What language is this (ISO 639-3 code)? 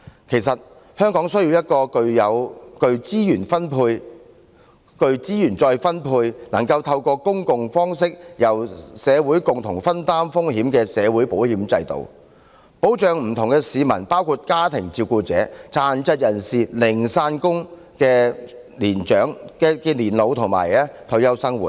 yue